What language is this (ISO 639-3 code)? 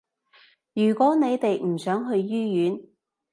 yue